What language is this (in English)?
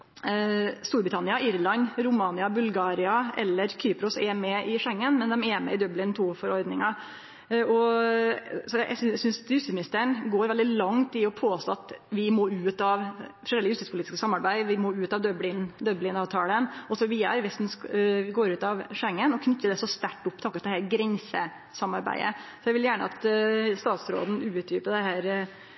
Norwegian Nynorsk